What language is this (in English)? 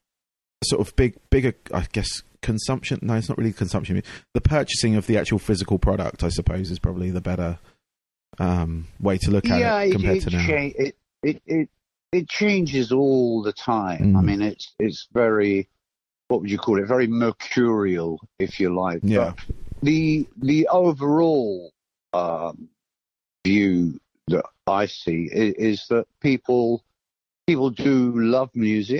English